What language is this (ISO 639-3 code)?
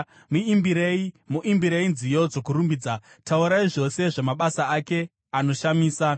sna